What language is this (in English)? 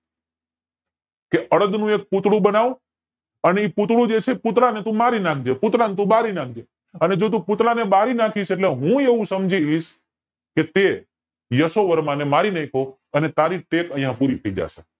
Gujarati